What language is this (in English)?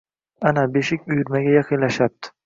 Uzbek